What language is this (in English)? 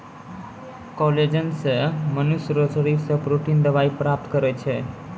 Maithili